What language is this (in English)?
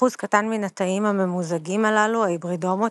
Hebrew